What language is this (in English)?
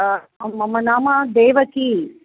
Sanskrit